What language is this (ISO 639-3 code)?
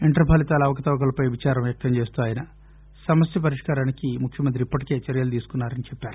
tel